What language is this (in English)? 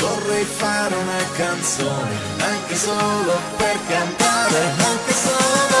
Romanian